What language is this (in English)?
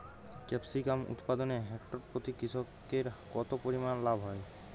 Bangla